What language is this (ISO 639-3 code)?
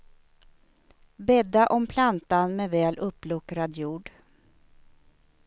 swe